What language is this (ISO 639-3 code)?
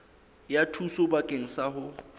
sot